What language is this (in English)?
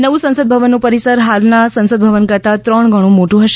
Gujarati